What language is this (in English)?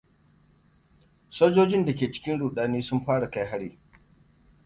Hausa